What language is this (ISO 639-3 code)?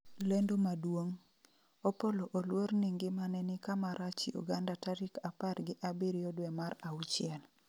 luo